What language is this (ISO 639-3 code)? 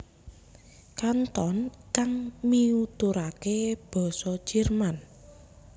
jav